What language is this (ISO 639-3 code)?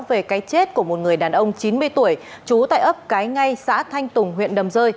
vie